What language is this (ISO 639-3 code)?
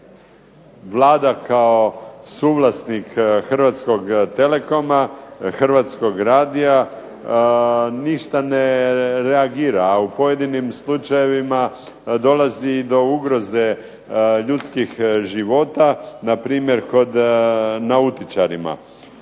hrv